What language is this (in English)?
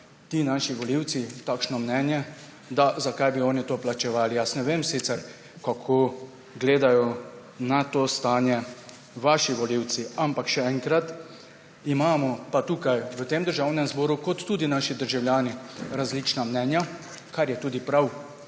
Slovenian